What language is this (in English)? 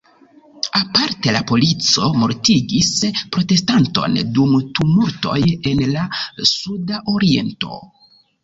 Esperanto